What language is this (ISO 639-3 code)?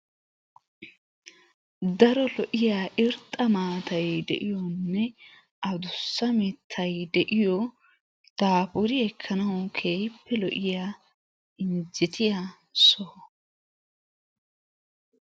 wal